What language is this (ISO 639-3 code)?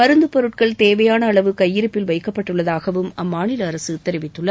tam